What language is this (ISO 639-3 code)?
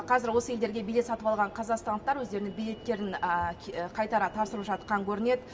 kaz